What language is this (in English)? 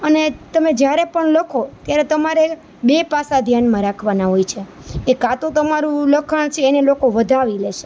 Gujarati